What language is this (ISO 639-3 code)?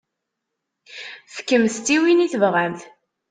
kab